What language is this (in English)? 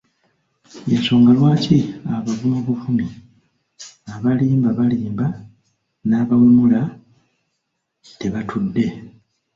Ganda